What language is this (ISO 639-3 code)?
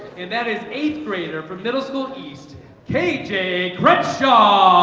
eng